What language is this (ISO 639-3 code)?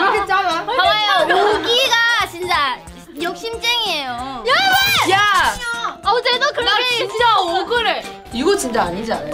kor